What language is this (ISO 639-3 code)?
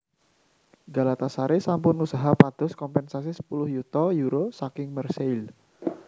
jav